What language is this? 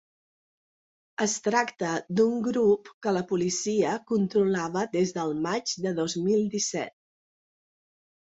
Catalan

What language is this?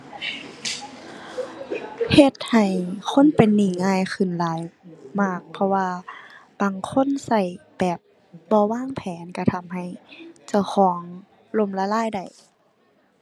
Thai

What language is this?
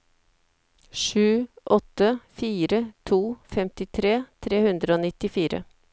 Norwegian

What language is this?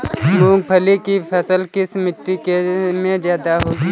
Hindi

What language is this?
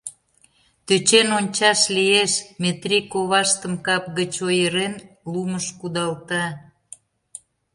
Mari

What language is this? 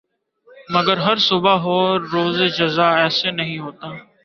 Urdu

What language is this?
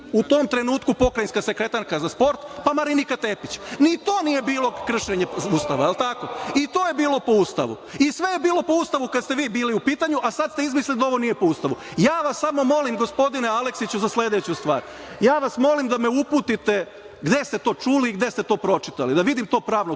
Serbian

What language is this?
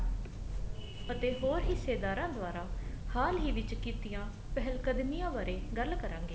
Punjabi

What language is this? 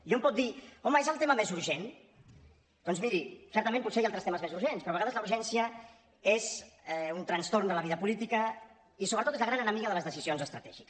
Catalan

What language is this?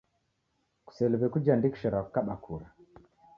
Taita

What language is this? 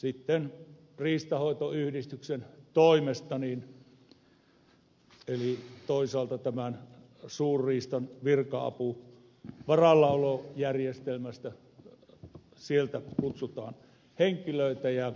Finnish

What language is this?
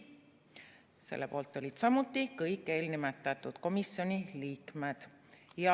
Estonian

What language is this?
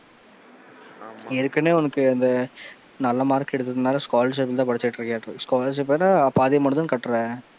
Tamil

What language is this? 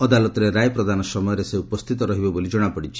Odia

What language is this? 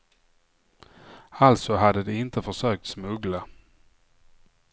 Swedish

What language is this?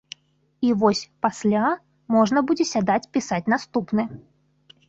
Belarusian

